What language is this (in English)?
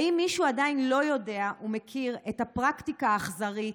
Hebrew